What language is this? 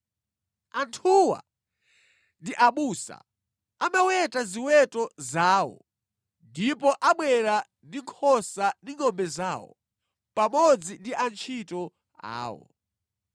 Nyanja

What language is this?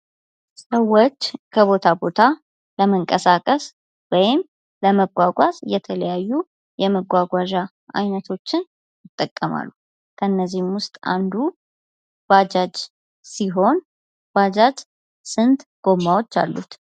Amharic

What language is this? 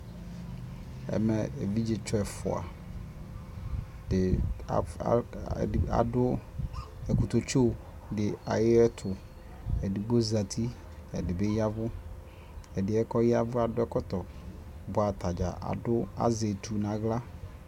Ikposo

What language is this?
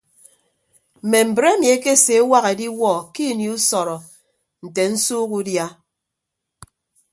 Ibibio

